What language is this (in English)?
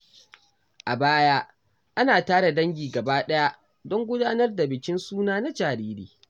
Hausa